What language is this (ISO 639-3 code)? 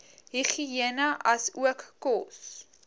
afr